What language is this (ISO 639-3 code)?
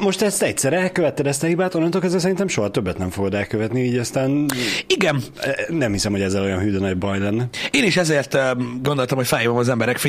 hun